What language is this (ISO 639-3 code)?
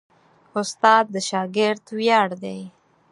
pus